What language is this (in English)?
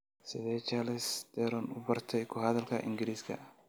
Somali